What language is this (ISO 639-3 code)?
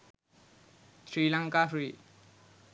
sin